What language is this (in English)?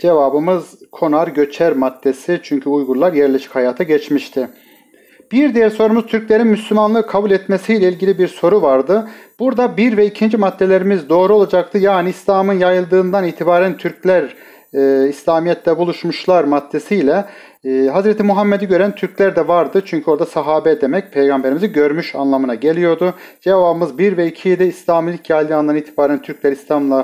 Turkish